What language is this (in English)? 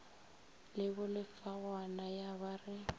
Northern Sotho